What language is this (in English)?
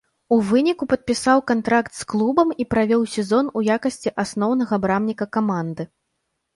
Belarusian